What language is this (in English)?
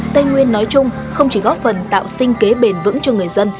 Vietnamese